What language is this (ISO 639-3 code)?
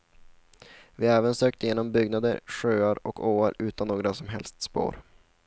swe